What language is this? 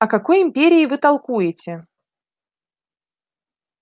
Russian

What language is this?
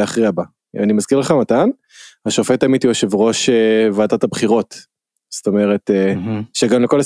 Hebrew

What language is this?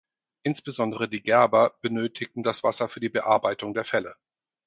German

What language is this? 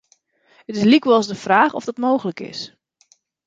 Western Frisian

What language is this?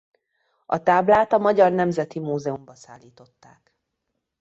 Hungarian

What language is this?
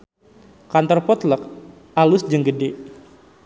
Sundanese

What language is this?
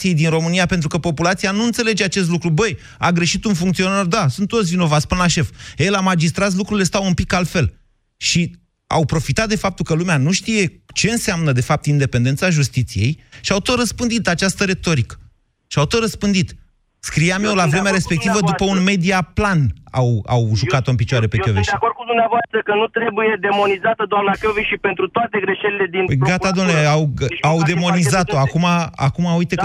Romanian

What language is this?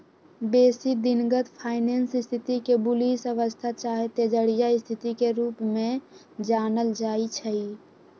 Magahi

